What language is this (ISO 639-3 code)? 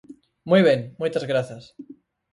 glg